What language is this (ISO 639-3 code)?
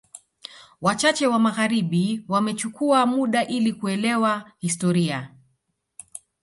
swa